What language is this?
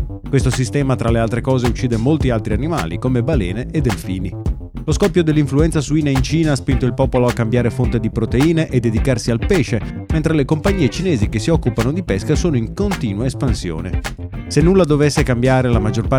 Italian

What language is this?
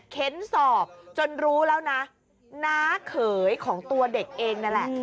Thai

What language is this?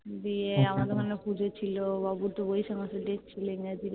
Bangla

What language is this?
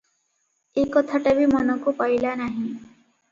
Odia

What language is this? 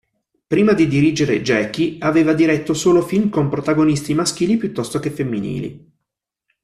Italian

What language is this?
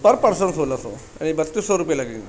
Urdu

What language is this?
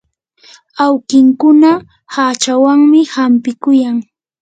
Yanahuanca Pasco Quechua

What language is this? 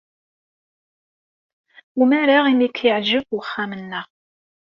Kabyle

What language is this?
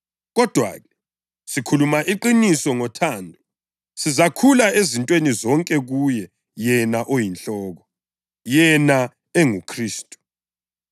North Ndebele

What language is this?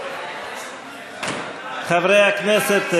Hebrew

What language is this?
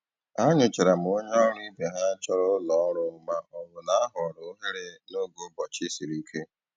Igbo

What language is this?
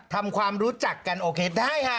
Thai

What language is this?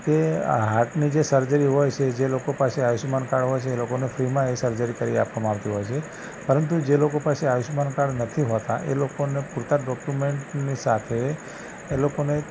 Gujarati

